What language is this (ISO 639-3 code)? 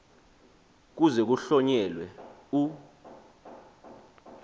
xho